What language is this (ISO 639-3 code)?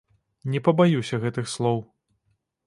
bel